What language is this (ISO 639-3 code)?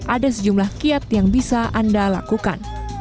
ind